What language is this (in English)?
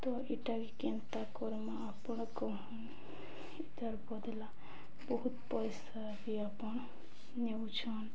Odia